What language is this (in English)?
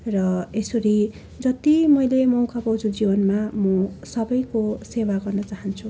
Nepali